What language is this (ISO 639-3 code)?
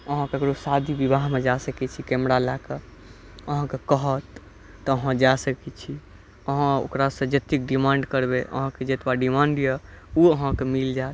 mai